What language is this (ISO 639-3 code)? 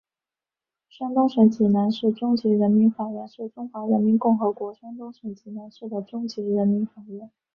zho